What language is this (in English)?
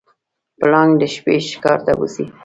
Pashto